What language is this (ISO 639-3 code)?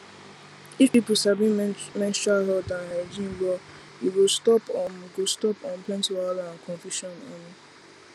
pcm